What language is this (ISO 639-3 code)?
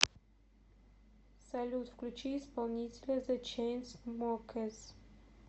rus